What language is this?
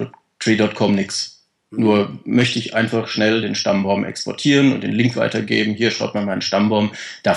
German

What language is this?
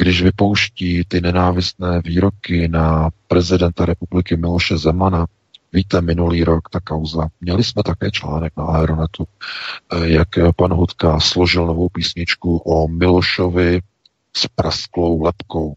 Czech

